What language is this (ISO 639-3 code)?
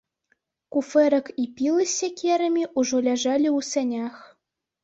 bel